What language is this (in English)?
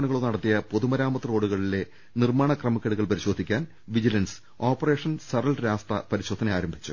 Malayalam